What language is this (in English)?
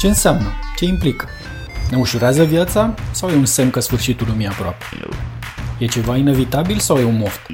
Romanian